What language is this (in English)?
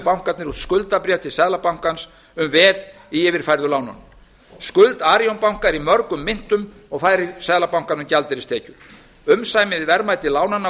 Icelandic